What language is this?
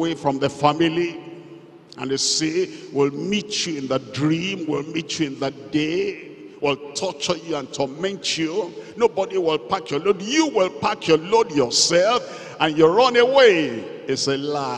English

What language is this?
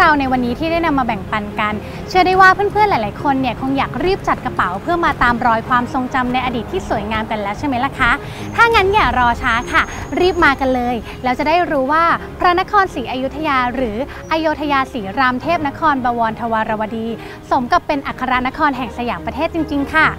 Thai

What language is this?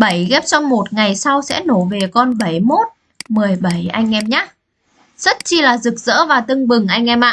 Vietnamese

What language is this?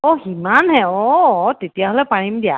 Assamese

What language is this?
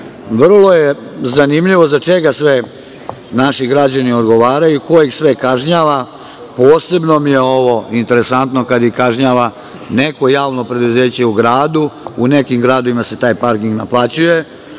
Serbian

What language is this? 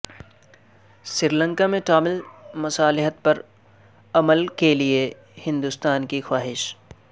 Urdu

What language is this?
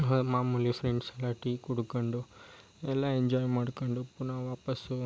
Kannada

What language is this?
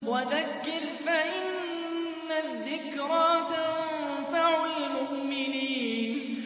Arabic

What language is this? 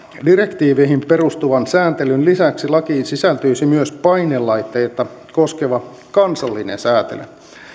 Finnish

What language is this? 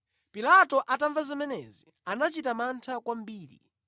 Nyanja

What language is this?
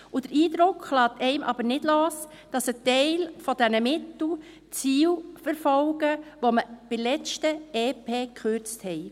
Swiss German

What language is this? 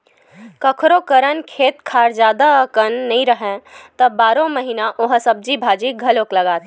Chhattisgarhi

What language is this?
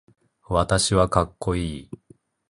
Japanese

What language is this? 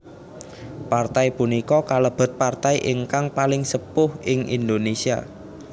Javanese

